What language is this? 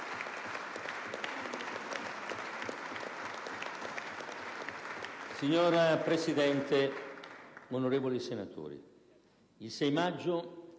Italian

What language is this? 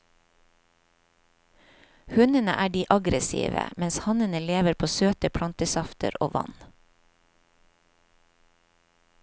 Norwegian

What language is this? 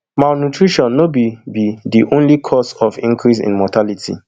Nigerian Pidgin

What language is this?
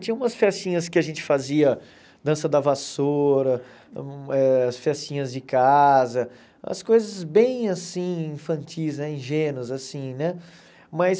Portuguese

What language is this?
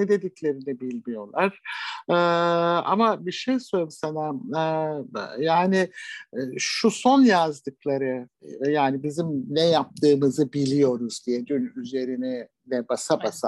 Turkish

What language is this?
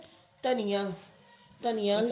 Punjabi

